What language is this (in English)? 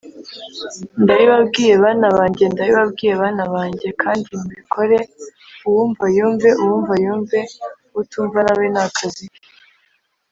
Kinyarwanda